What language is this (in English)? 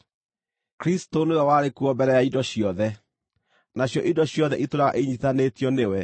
Kikuyu